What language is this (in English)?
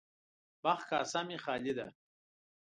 Pashto